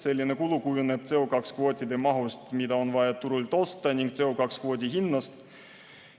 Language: Estonian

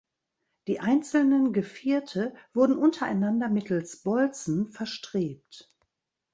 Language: German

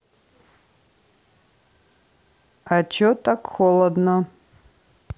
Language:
Russian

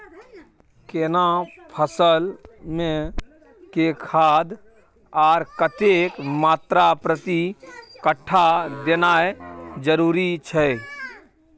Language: Maithili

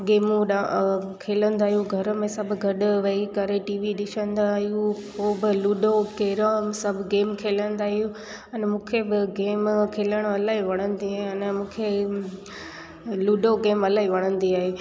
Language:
Sindhi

